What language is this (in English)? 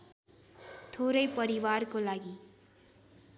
Nepali